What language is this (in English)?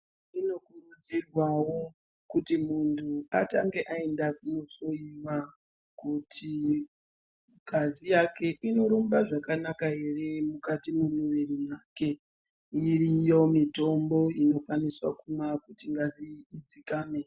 Ndau